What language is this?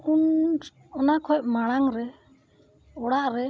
Santali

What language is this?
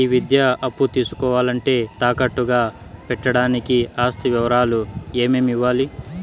Telugu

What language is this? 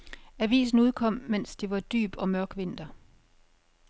Danish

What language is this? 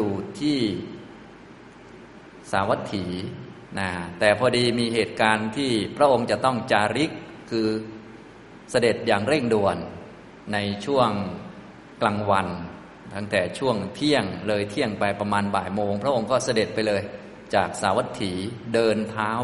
Thai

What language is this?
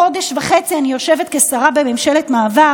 Hebrew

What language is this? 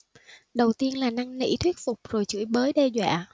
Vietnamese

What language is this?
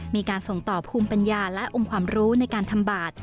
Thai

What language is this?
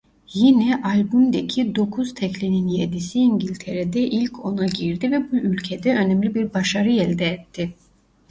Turkish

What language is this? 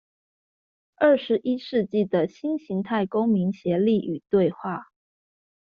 Chinese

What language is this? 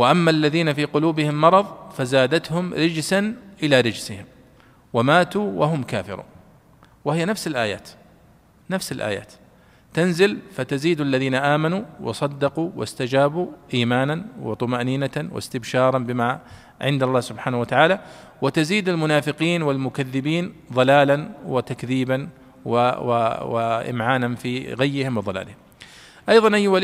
Arabic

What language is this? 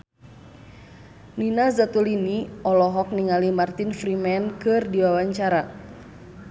Sundanese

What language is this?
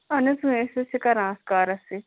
Kashmiri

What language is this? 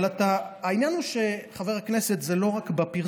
Hebrew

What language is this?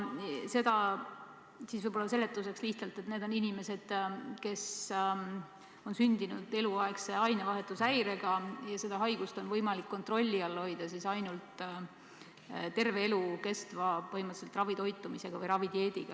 Estonian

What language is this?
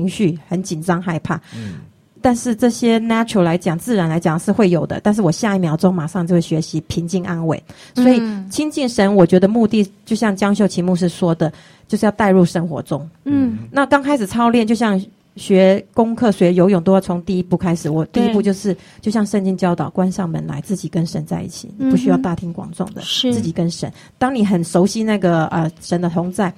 Chinese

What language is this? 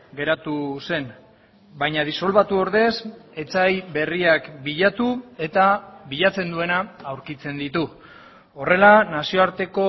Basque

